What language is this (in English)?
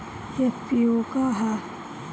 Bhojpuri